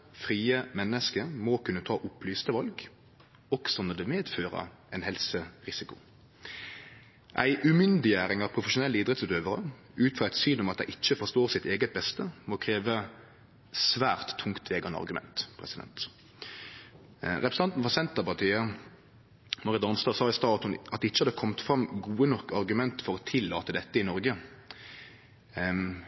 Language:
Norwegian Nynorsk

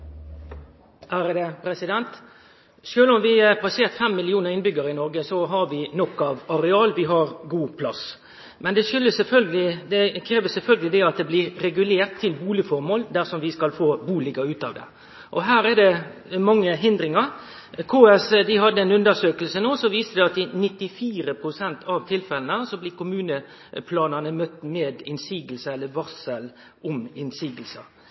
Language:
Norwegian Nynorsk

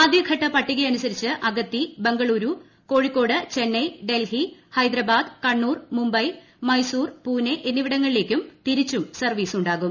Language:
Malayalam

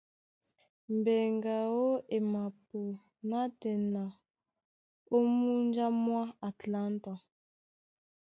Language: Duala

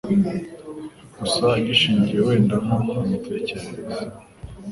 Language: Kinyarwanda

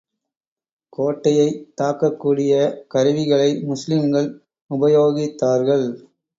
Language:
Tamil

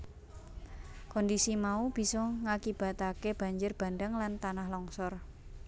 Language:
Javanese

